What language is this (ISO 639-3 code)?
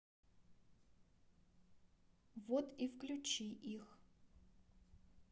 rus